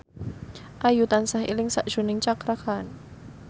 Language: Javanese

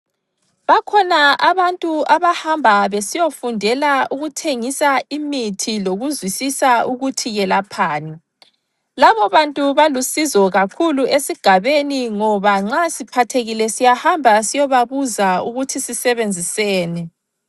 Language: North Ndebele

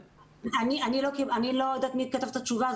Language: Hebrew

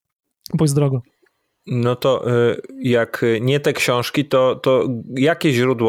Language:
Polish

